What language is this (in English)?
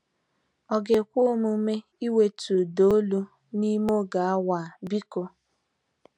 Igbo